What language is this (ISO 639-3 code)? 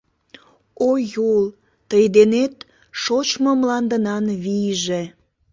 chm